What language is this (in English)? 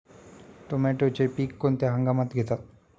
Marathi